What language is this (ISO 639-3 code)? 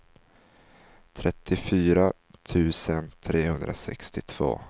swe